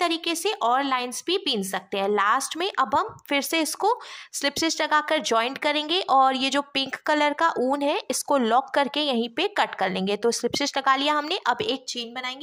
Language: Hindi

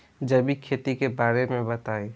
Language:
Bhojpuri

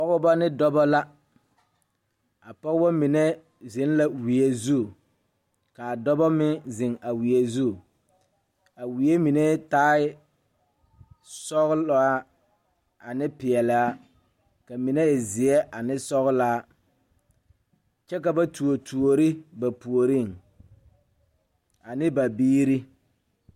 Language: Southern Dagaare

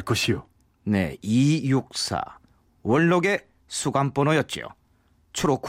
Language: Korean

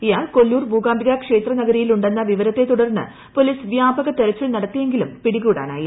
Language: Malayalam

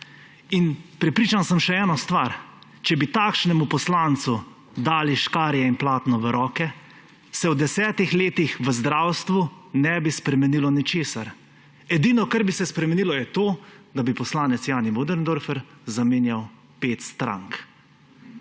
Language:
Slovenian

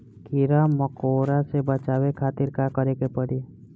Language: Bhojpuri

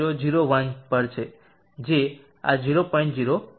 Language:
Gujarati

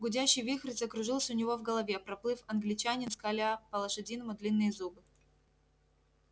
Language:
Russian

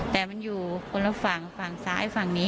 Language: Thai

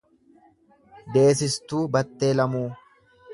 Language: Oromo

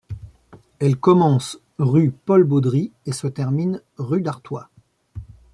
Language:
French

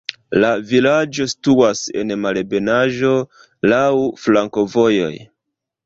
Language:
Esperanto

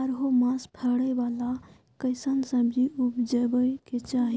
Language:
Maithili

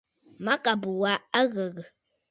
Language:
Bafut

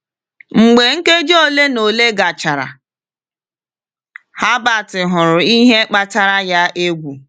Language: Igbo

